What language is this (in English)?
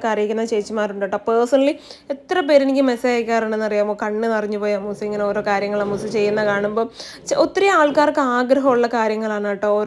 Malayalam